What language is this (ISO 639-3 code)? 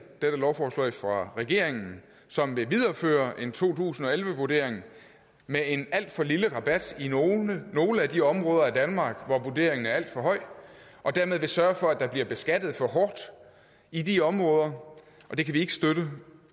dan